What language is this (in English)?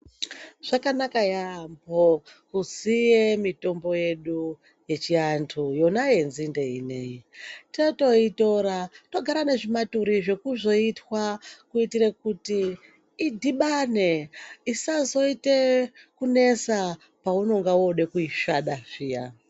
Ndau